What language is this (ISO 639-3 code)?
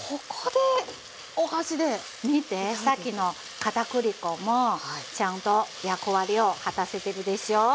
jpn